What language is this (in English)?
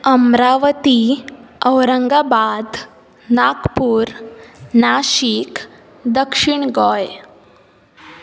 Konkani